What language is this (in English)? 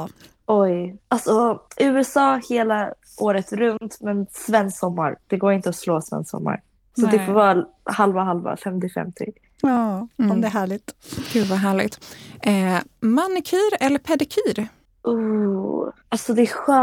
Swedish